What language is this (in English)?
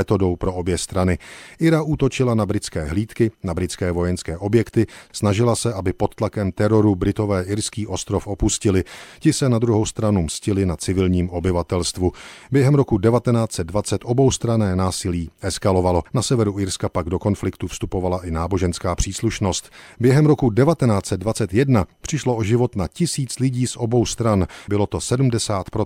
Czech